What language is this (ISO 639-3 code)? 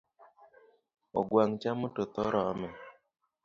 luo